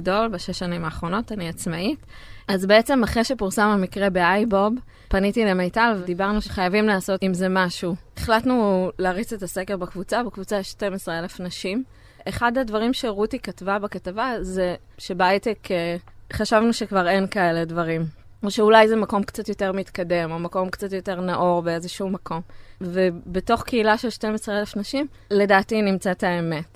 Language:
Hebrew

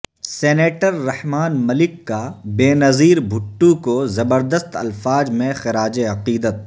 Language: Urdu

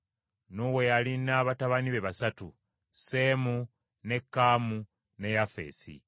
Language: Ganda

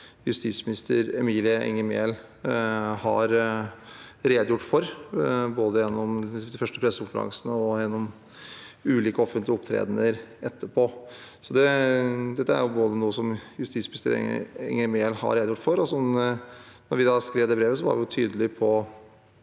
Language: Norwegian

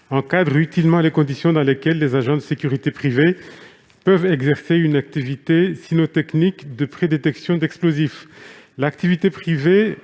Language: French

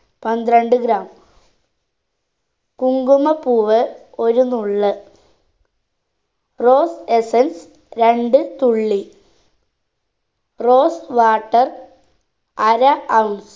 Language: Malayalam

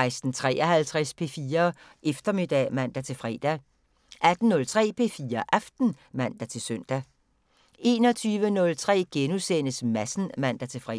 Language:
Danish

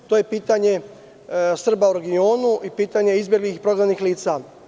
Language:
Serbian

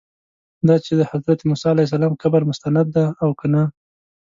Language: Pashto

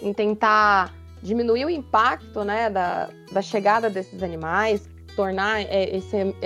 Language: Portuguese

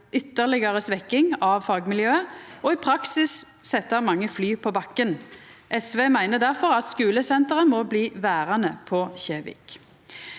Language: Norwegian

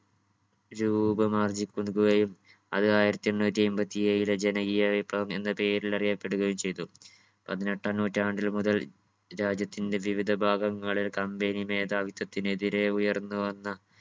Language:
Malayalam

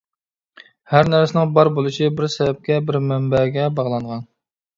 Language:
Uyghur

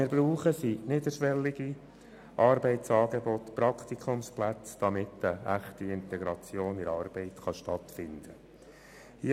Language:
Swiss German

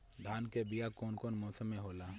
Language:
Bhojpuri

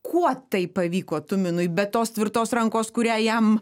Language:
Lithuanian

